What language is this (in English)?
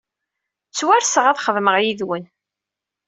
Kabyle